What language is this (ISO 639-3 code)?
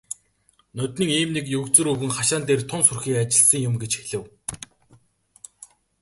mon